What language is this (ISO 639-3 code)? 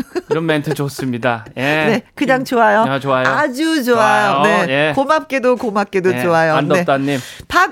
kor